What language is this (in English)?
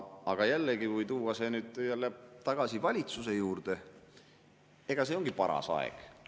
Estonian